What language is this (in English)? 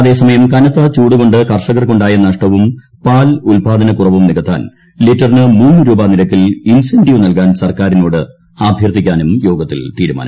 Malayalam